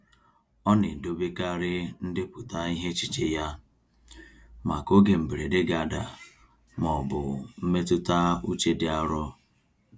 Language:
Igbo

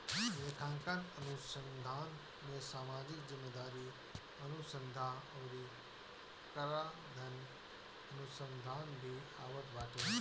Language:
Bhojpuri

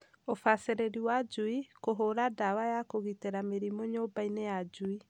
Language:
Kikuyu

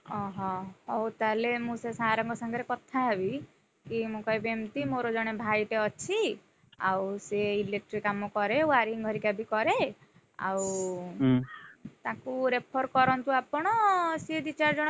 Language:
Odia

